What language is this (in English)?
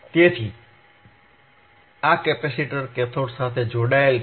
Gujarati